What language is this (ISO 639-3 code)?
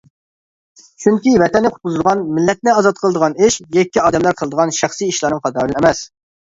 uig